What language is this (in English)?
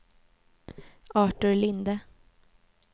Swedish